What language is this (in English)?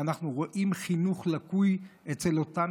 Hebrew